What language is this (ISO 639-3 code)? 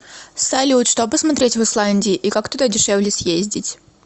rus